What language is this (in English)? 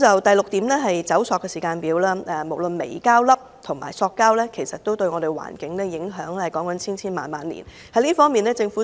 Cantonese